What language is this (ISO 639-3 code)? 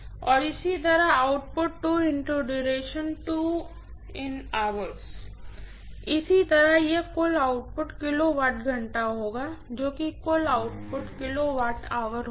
hin